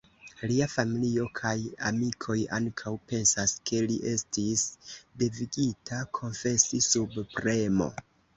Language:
Esperanto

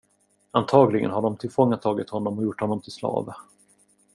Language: Swedish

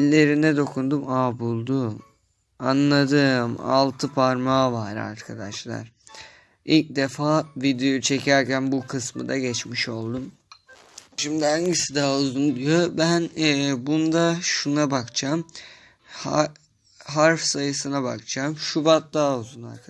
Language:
Turkish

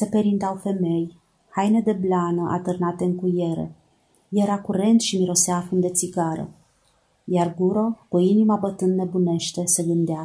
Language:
Romanian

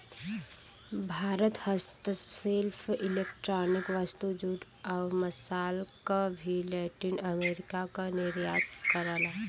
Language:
Bhojpuri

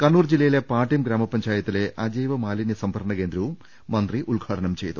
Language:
Malayalam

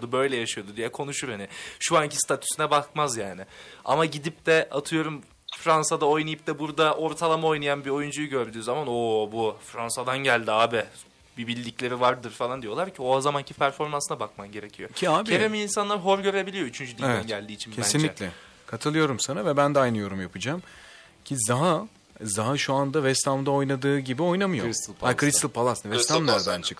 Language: Turkish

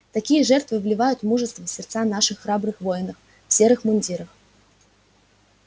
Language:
Russian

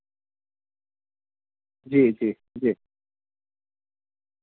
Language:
Urdu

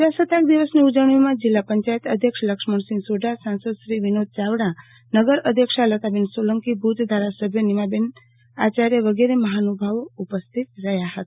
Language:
Gujarati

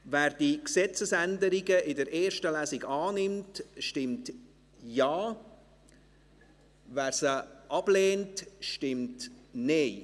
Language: Swiss German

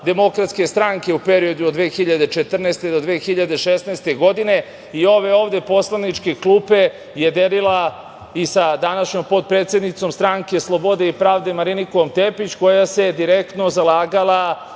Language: Serbian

